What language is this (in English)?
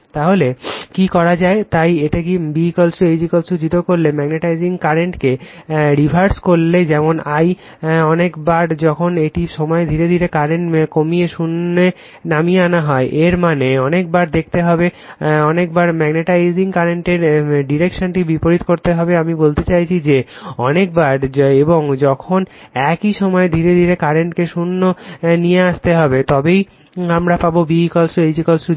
Bangla